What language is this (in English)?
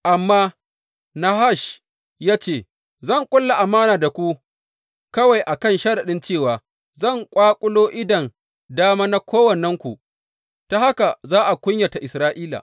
Hausa